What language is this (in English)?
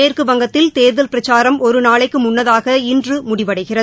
Tamil